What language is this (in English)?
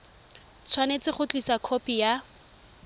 Tswana